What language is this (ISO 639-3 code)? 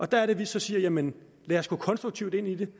dan